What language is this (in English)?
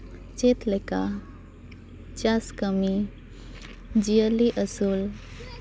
Santali